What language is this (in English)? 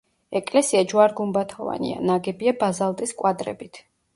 Georgian